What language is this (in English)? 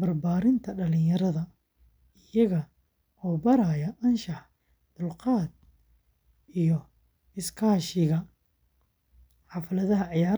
Somali